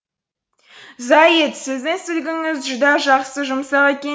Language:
Kazakh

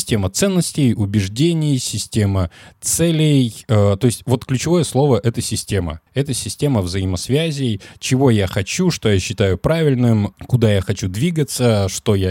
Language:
Russian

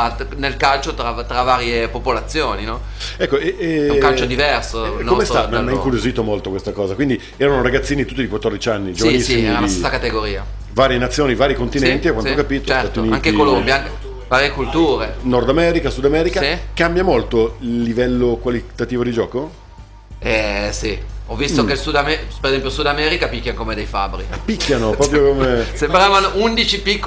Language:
Italian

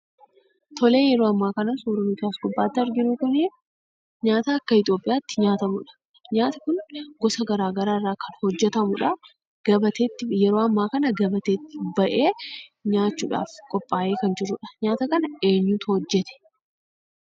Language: Oromo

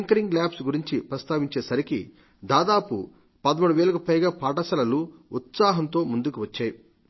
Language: Telugu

